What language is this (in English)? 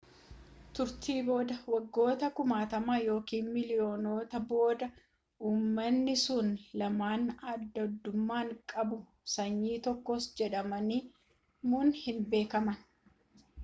Oromo